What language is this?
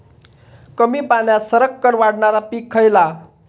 Marathi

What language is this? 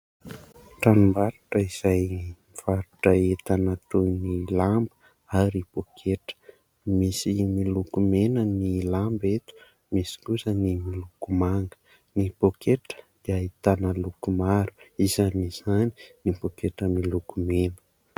Malagasy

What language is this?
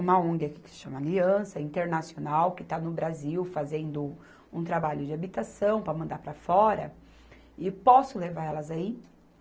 Portuguese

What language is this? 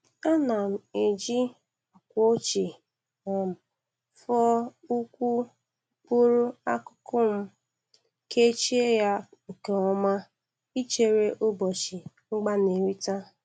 Igbo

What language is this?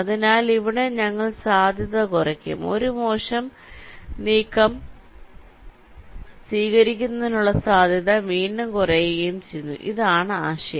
Malayalam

